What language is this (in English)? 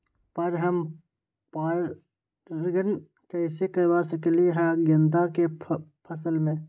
Magahi